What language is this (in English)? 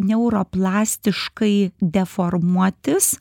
Lithuanian